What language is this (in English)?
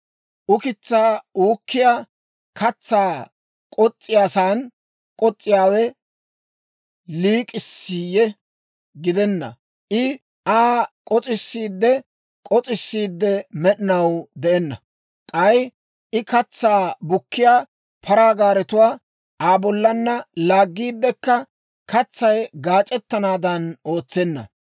Dawro